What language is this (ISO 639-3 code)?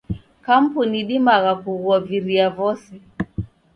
dav